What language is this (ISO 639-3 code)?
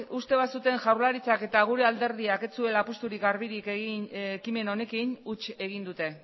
eus